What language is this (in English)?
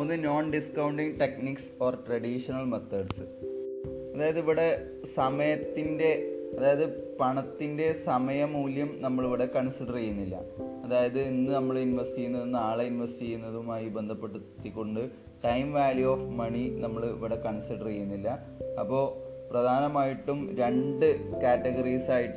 Malayalam